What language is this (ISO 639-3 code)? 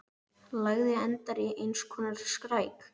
isl